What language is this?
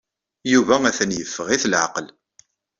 Kabyle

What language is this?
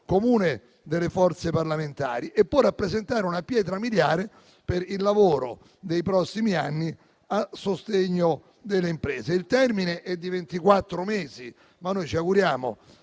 Italian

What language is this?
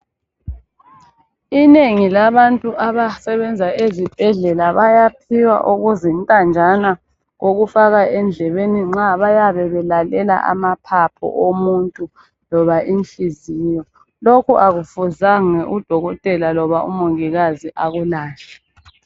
North Ndebele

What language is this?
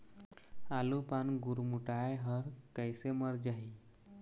Chhattisgarhi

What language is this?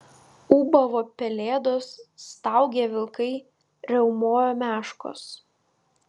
Lithuanian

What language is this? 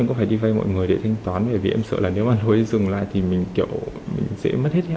Vietnamese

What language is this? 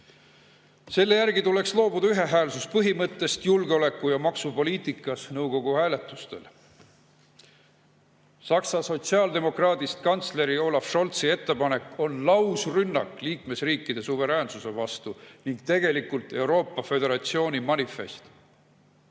Estonian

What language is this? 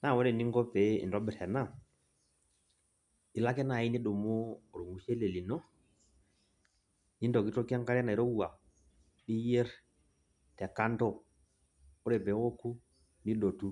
Masai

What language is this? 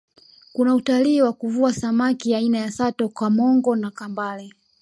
Swahili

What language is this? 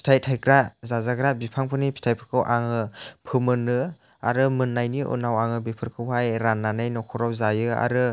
Bodo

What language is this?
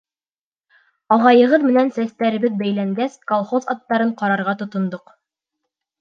Bashkir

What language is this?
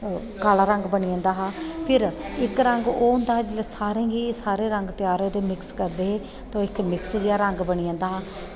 Dogri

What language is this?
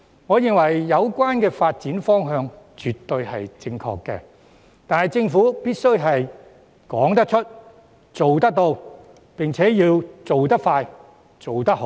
Cantonese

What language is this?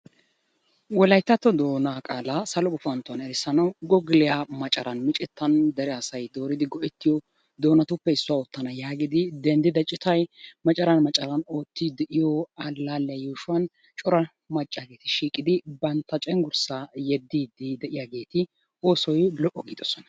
Wolaytta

